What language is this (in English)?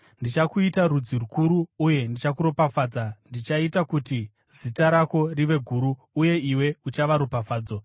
Shona